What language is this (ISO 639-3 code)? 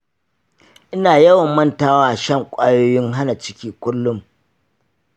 hau